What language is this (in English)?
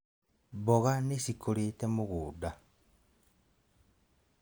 Kikuyu